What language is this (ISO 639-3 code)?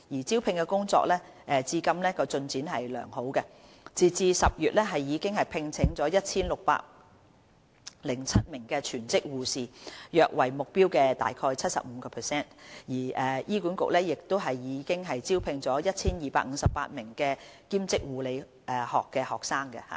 yue